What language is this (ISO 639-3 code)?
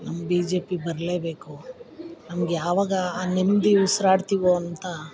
kan